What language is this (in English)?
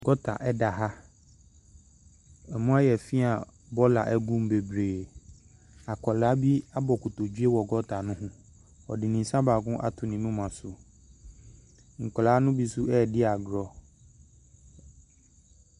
Akan